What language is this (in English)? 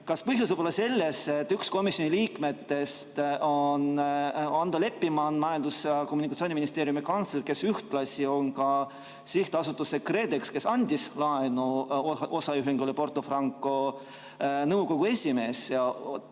Estonian